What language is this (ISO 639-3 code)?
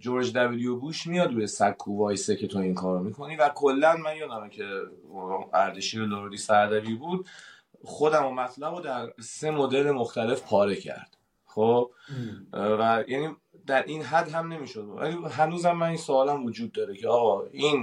fas